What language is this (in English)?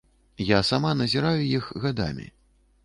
Belarusian